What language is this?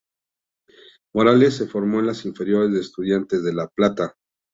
Spanish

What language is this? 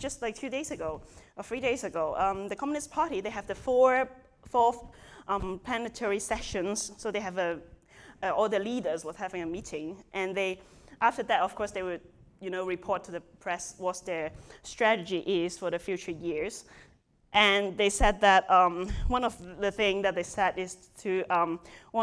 English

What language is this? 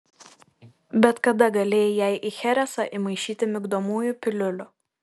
Lithuanian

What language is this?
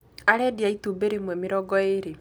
Kikuyu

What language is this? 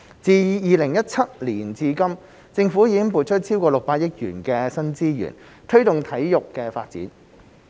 Cantonese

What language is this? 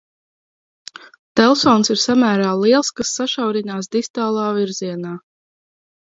Latvian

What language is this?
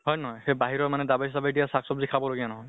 Assamese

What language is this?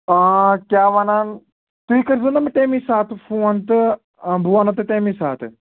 Kashmiri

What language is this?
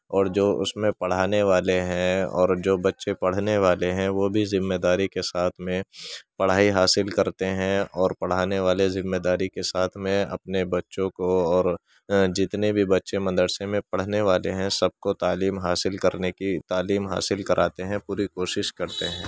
Urdu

